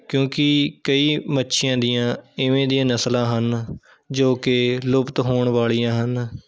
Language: Punjabi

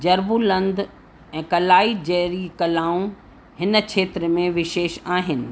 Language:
Sindhi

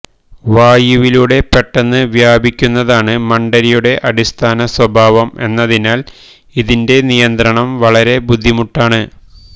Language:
Malayalam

